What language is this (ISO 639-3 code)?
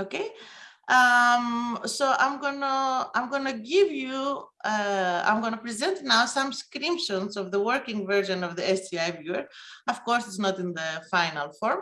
eng